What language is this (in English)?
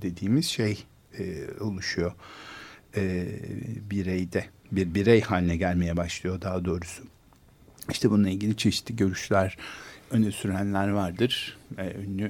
Turkish